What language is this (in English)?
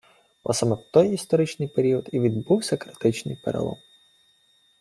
Ukrainian